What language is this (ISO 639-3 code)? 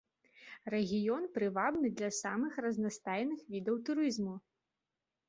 bel